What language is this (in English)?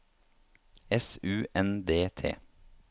Norwegian